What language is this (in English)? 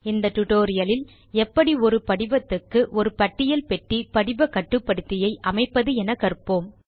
Tamil